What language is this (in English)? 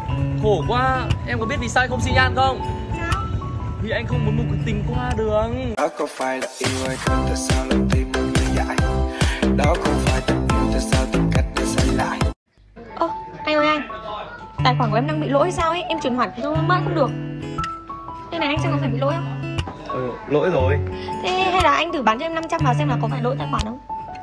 Vietnamese